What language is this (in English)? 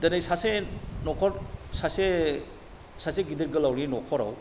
Bodo